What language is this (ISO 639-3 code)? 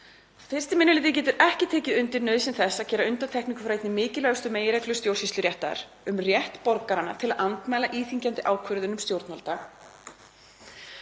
isl